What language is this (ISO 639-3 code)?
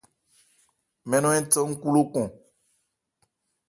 ebr